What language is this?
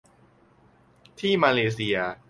Thai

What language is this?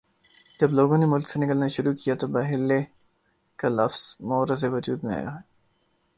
Urdu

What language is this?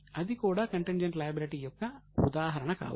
Telugu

